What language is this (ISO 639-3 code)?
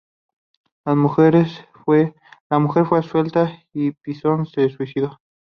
spa